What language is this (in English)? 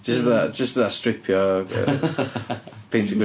Welsh